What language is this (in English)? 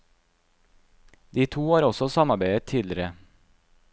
Norwegian